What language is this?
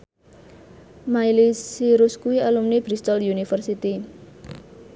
Javanese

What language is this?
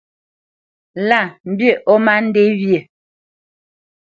Bamenyam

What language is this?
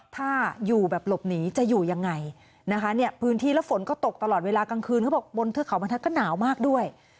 Thai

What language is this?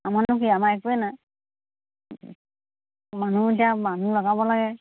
Assamese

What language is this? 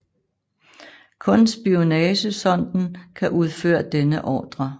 Danish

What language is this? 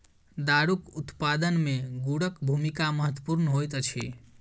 Maithili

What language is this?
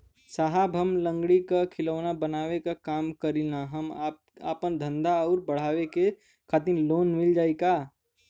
Bhojpuri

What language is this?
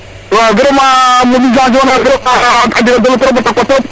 Serer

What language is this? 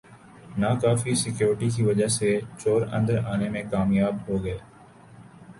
Urdu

